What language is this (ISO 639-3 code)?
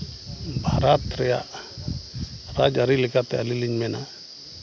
sat